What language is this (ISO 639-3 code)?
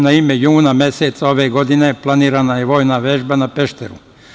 srp